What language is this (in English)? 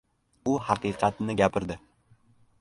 Uzbek